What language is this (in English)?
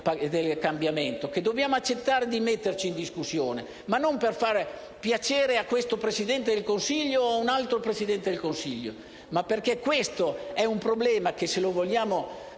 Italian